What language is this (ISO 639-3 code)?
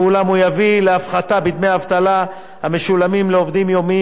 heb